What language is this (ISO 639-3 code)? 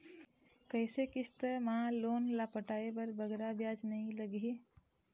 hne